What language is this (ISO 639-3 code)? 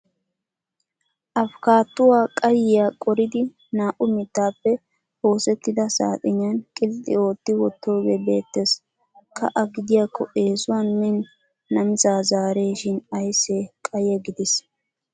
wal